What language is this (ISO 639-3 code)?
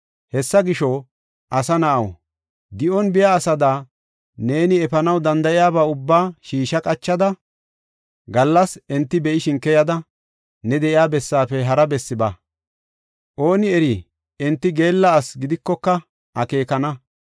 gof